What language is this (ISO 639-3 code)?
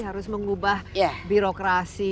ind